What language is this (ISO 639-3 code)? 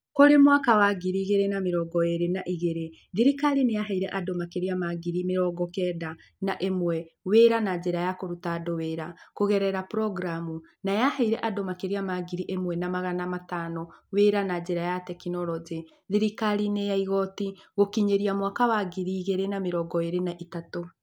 kik